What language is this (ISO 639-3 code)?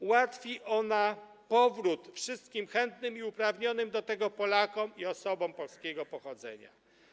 pol